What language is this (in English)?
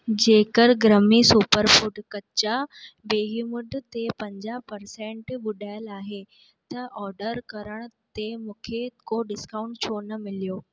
Sindhi